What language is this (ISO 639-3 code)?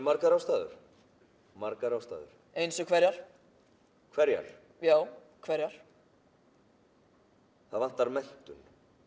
isl